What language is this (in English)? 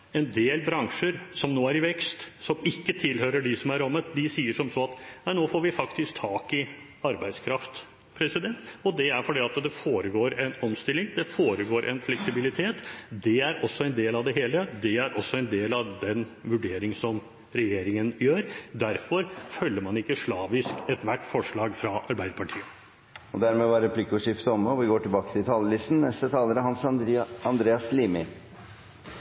Norwegian